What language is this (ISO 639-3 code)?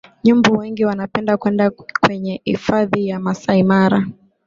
swa